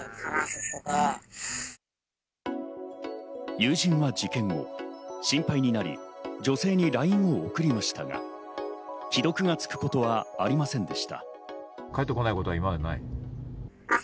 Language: Japanese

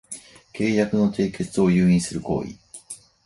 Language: Japanese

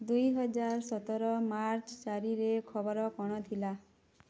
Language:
Odia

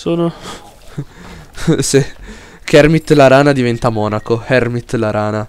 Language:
Italian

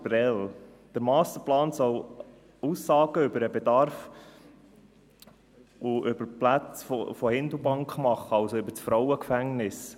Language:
Swiss German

